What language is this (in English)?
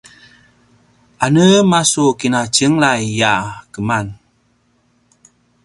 Paiwan